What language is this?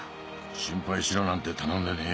Japanese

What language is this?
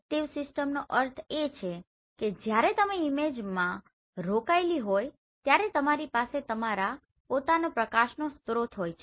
Gujarati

